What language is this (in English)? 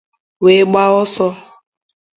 Igbo